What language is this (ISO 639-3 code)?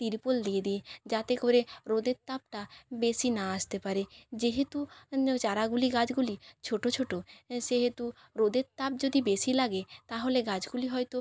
ben